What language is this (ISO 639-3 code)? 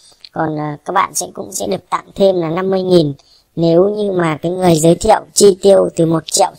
vie